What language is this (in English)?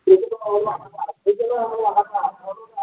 Kashmiri